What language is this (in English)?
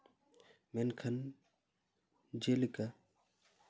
Santali